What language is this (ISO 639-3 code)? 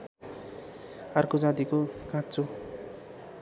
nep